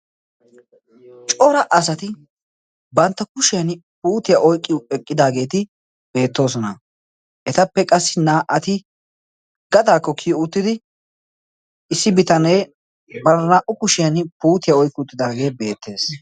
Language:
Wolaytta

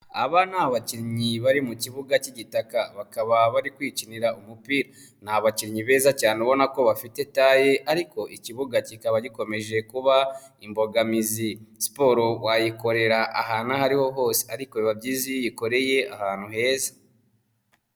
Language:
Kinyarwanda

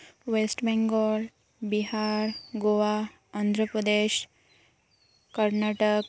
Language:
Santali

